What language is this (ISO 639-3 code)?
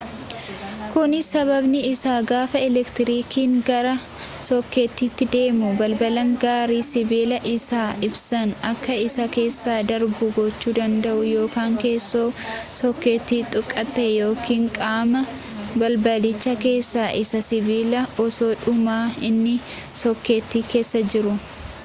orm